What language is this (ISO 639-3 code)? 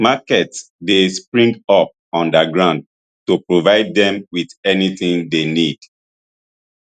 pcm